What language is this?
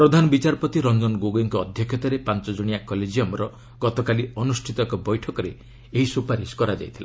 Odia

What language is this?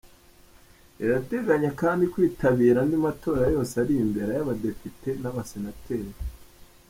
Kinyarwanda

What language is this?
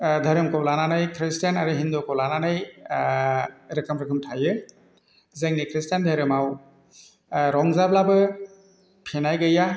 Bodo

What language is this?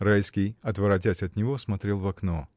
Russian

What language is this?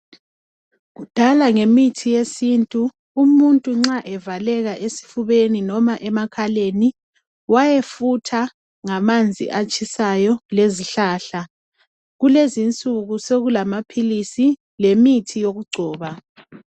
North Ndebele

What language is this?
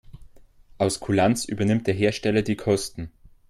German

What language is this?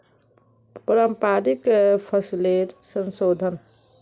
Magahi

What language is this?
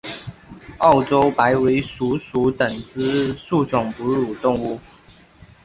Chinese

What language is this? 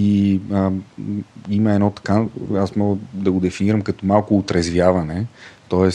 Bulgarian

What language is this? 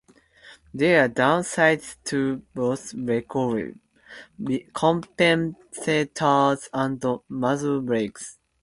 English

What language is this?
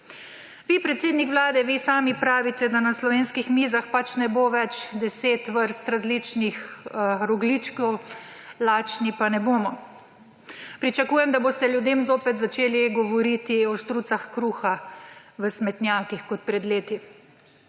Slovenian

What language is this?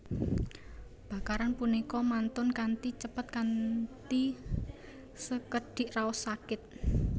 Javanese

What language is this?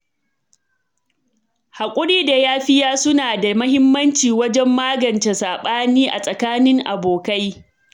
Hausa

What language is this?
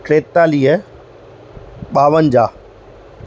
Sindhi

